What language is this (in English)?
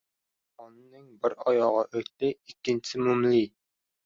Uzbek